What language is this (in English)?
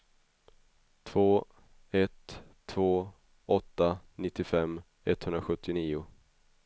Swedish